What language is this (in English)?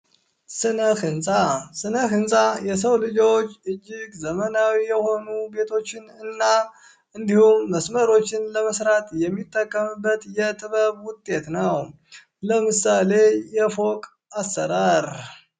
Amharic